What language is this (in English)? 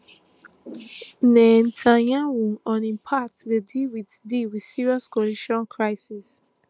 Nigerian Pidgin